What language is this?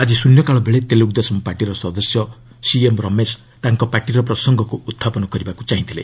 Odia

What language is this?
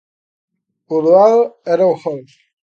Galician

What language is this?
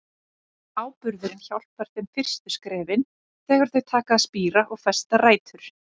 Icelandic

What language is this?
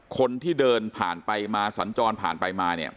Thai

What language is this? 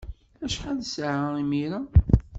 Kabyle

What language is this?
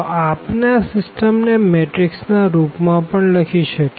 Gujarati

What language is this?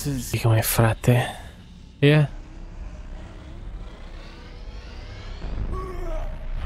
Romanian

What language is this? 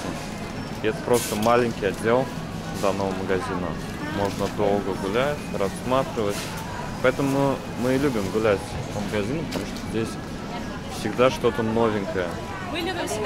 Russian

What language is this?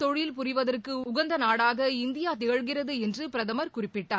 Tamil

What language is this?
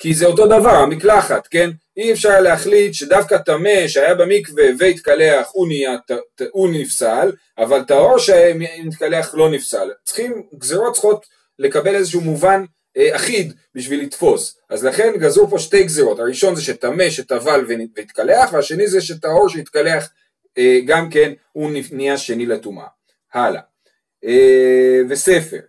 Hebrew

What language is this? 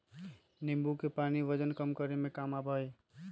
Magahi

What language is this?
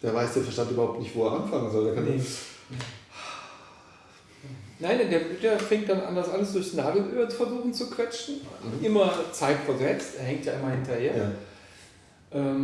German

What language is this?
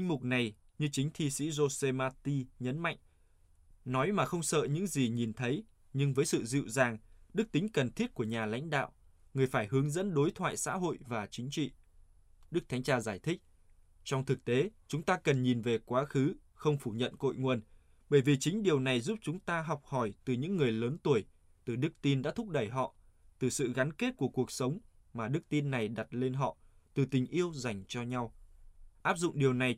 Vietnamese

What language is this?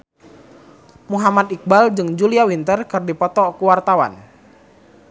Sundanese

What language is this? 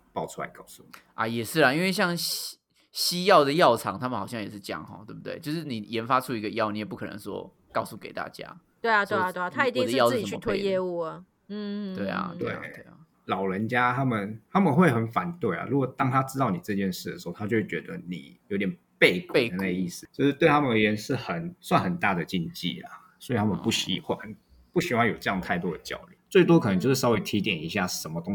Chinese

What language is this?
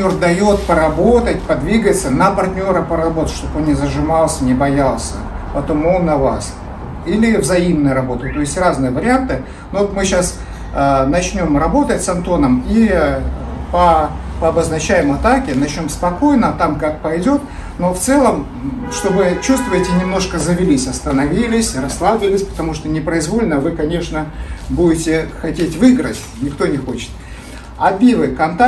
Russian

